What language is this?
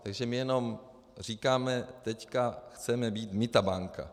Czech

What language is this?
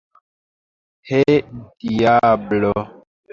Esperanto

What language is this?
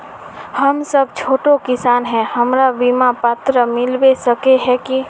Magahi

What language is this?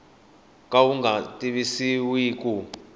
Tsonga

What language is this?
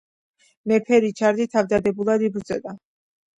Georgian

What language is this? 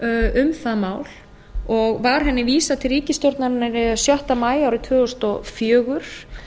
Icelandic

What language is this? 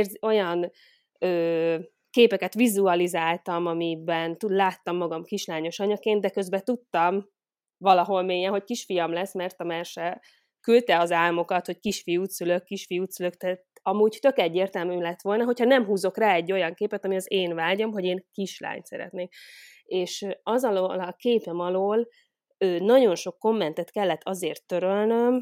Hungarian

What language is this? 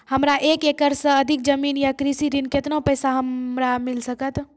Maithili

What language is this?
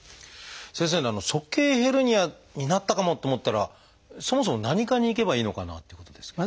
Japanese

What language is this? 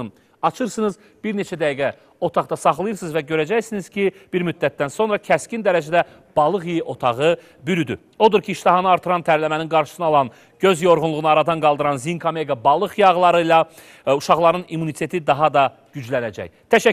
Turkish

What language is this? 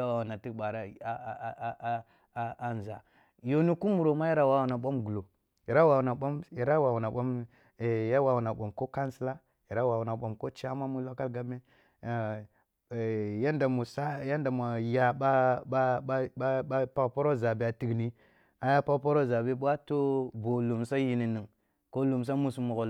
Kulung (Nigeria)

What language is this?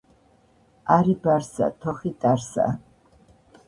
Georgian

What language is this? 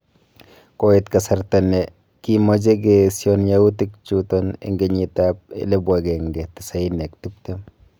Kalenjin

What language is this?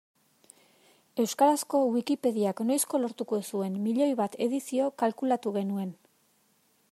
Basque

